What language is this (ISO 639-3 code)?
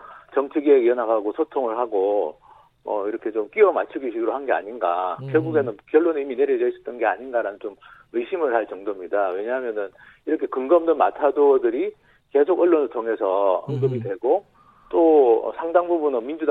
kor